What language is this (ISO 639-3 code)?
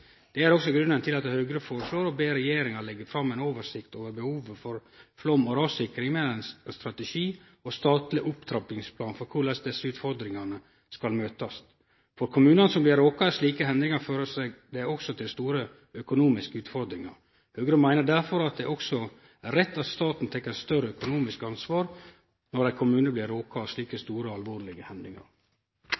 nno